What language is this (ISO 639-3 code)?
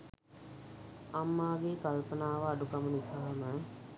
sin